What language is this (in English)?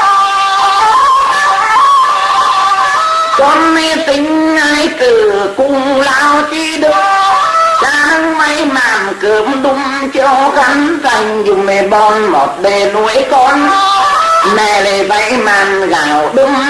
Vietnamese